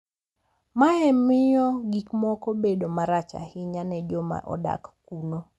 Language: Luo (Kenya and Tanzania)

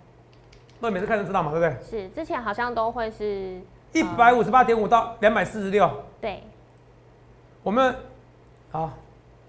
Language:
Chinese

